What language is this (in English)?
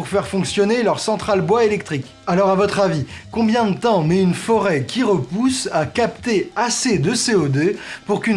French